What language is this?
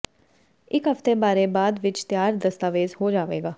Punjabi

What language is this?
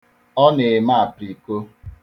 Igbo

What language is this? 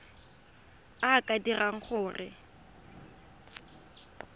Tswana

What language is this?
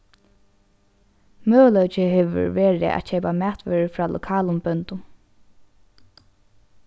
Faroese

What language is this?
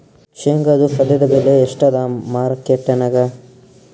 Kannada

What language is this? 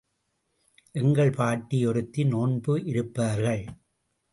Tamil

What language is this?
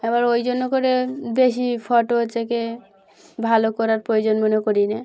Bangla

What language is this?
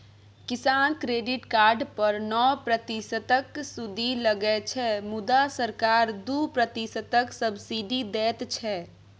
Maithili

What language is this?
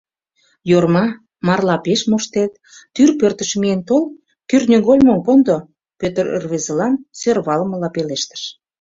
Mari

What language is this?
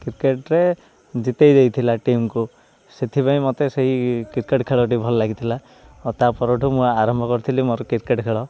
Odia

